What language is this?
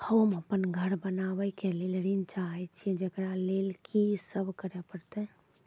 Maithili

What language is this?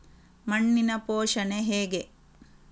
Kannada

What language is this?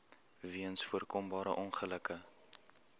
Afrikaans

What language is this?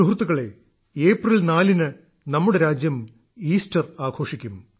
Malayalam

